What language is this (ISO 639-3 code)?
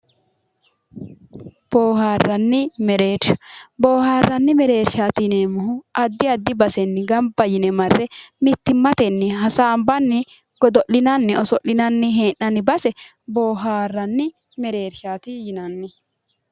sid